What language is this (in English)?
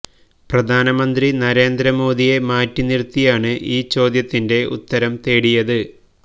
Malayalam